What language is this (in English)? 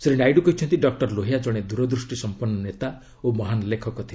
Odia